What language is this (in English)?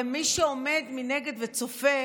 Hebrew